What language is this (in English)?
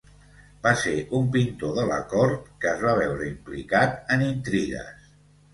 Catalan